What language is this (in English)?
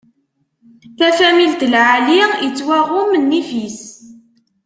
Kabyle